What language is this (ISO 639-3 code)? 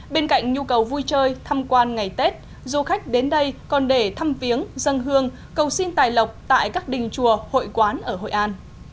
vie